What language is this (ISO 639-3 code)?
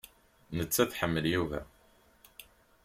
kab